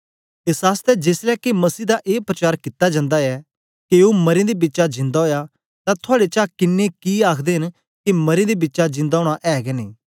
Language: Dogri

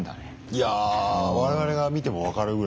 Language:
Japanese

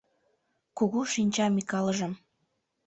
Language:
Mari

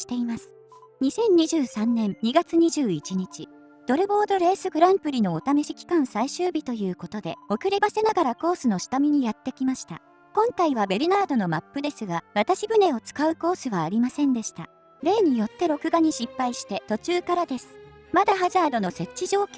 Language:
Japanese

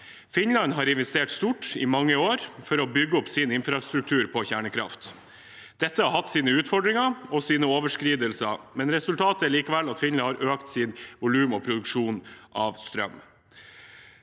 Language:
Norwegian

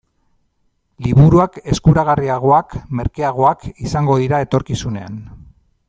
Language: Basque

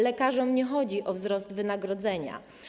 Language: Polish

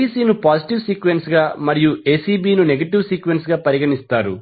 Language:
Telugu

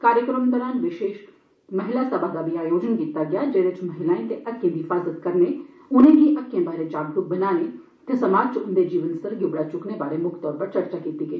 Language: Dogri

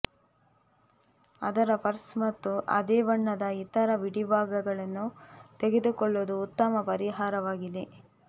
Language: Kannada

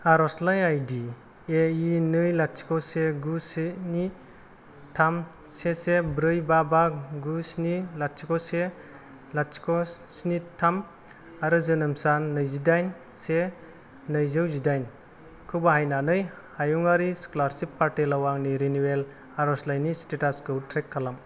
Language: Bodo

